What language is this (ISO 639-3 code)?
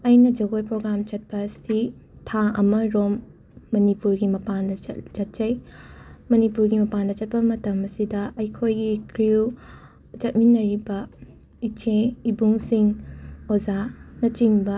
mni